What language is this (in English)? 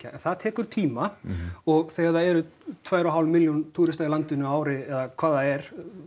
Icelandic